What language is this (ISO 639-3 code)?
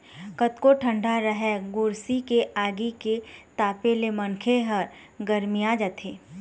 hne